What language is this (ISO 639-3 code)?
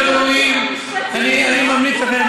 heb